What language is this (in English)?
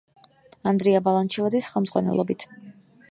Georgian